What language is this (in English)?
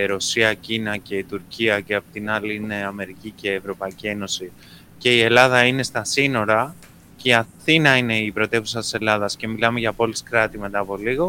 Greek